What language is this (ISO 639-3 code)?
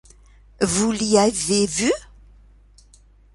fra